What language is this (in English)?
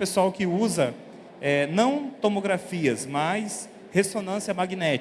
Portuguese